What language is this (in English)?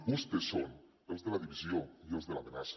Catalan